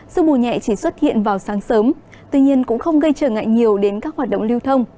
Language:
Vietnamese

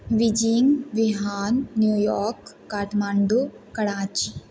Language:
Maithili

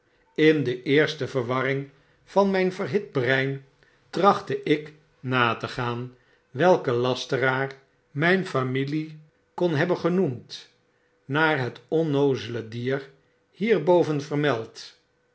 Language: Dutch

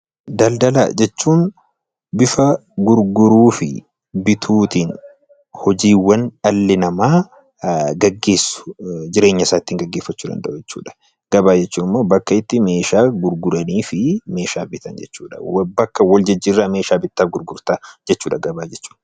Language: Oromo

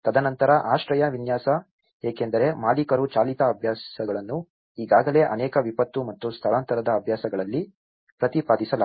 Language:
Kannada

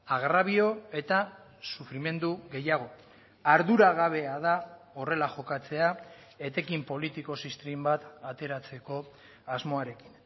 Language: Basque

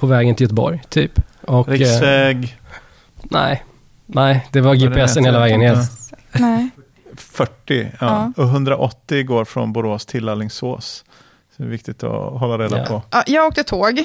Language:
Swedish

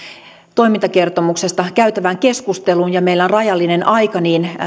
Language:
Finnish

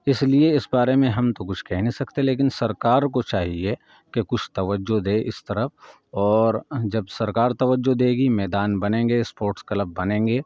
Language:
Urdu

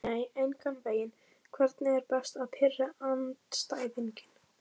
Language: Icelandic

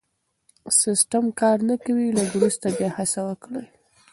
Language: Pashto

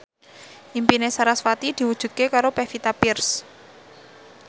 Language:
Javanese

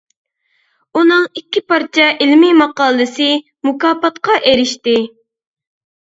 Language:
Uyghur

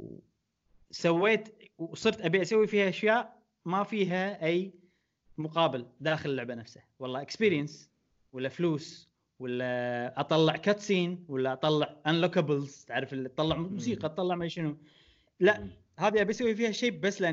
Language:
Arabic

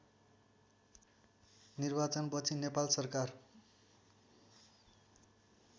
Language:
Nepali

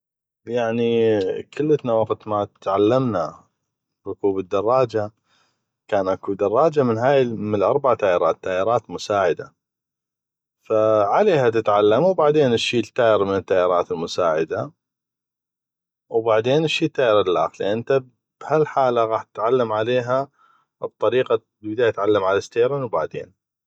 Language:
North Mesopotamian Arabic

